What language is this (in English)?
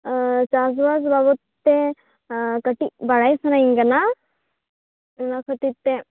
Santali